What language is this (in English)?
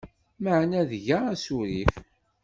Kabyle